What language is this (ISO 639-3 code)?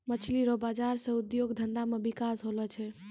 mai